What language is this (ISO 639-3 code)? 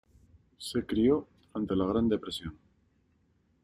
spa